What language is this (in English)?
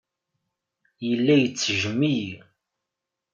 Kabyle